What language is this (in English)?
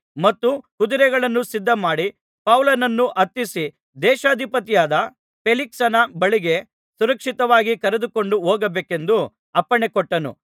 Kannada